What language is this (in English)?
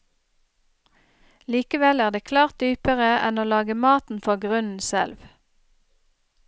Norwegian